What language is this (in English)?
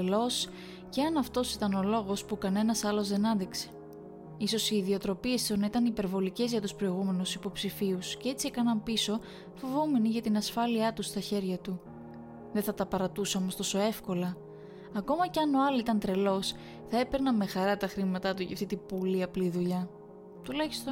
Greek